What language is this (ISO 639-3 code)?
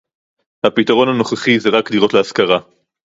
heb